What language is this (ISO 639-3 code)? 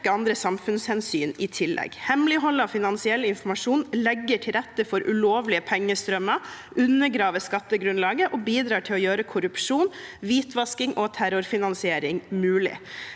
nor